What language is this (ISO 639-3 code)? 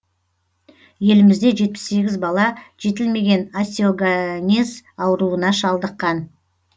kaz